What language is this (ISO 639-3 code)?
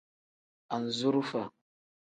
kdh